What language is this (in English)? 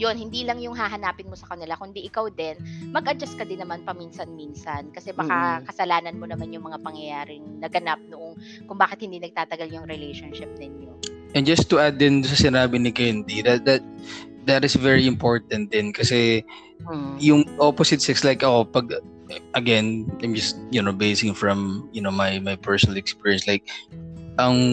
Filipino